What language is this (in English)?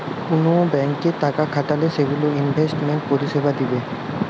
Bangla